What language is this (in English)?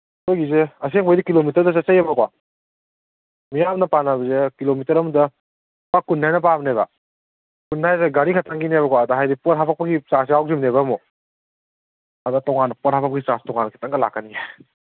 Manipuri